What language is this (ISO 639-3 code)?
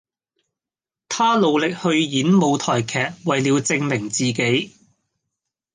yue